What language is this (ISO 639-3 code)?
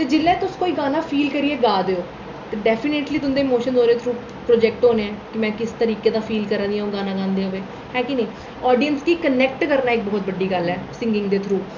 doi